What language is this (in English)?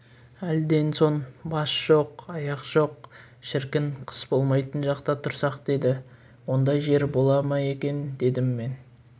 Kazakh